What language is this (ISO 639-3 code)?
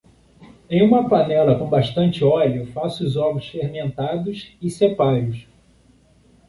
por